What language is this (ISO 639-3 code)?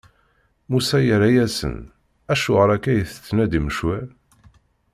kab